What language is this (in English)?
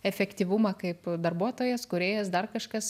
Lithuanian